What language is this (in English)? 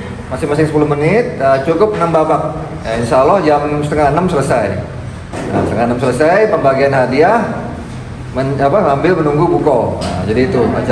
Indonesian